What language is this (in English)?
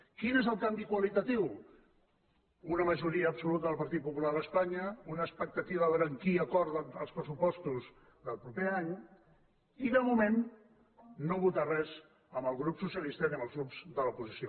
Catalan